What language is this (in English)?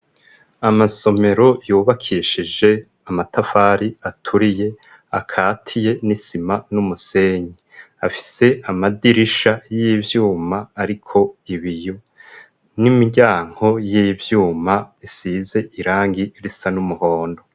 Rundi